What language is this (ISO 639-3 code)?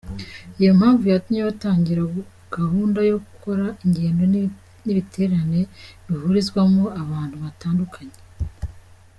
kin